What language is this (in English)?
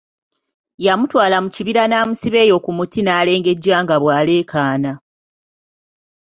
Ganda